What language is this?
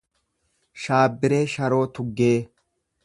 Oromo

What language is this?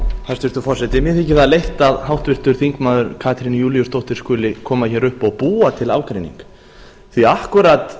Icelandic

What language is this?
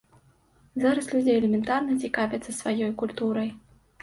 Belarusian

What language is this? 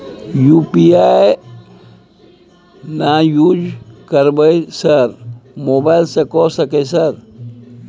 Maithili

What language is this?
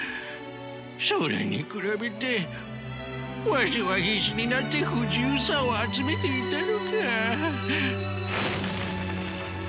Japanese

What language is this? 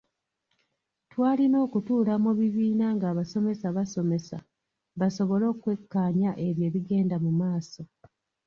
Ganda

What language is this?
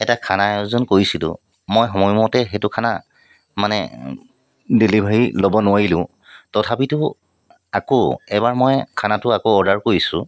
Assamese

